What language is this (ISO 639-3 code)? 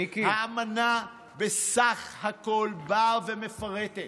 heb